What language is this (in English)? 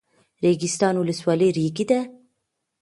Pashto